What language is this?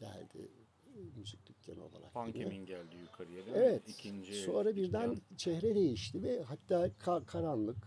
Turkish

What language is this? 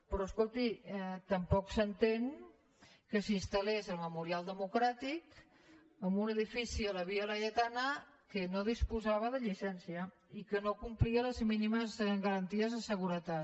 Catalan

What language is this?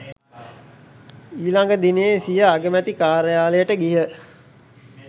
Sinhala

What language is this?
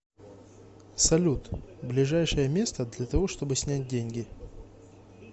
Russian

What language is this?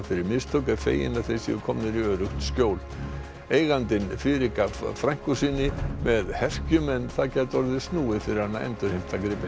Icelandic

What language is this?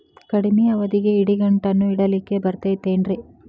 Kannada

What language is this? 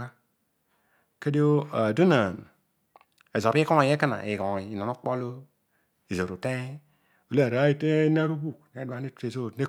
Odual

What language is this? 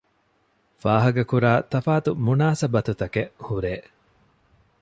Divehi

